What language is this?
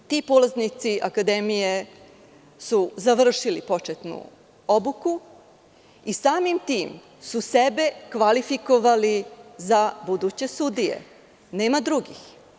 Serbian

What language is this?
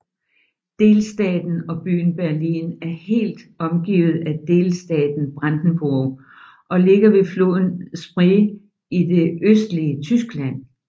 Danish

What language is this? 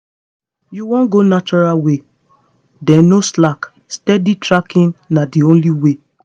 Nigerian Pidgin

